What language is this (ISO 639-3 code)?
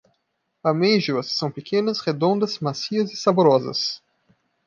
por